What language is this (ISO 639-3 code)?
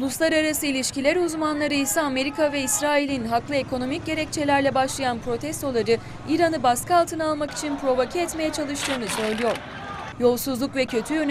tur